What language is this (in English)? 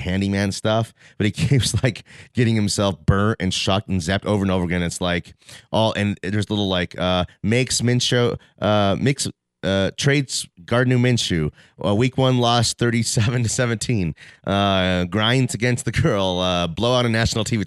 English